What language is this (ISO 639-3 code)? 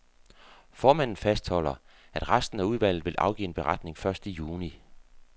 dan